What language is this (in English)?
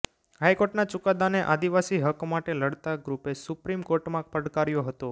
Gujarati